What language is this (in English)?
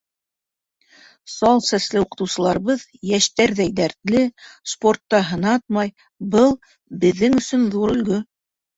Bashkir